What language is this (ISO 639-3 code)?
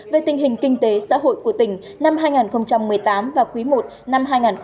vie